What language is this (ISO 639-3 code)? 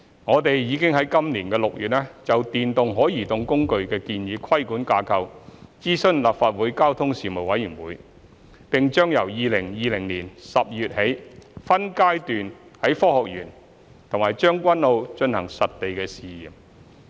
yue